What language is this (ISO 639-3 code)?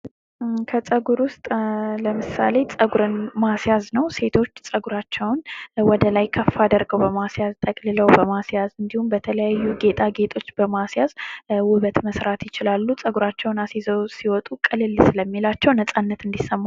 amh